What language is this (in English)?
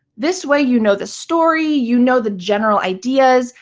English